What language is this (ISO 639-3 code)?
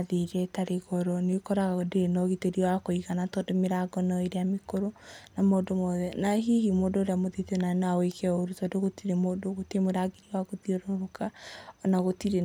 kik